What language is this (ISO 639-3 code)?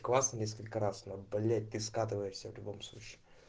rus